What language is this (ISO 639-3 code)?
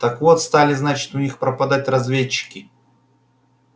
rus